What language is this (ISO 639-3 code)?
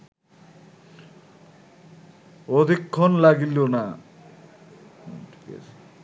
ben